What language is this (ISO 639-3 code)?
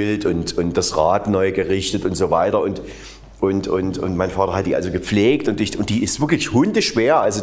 deu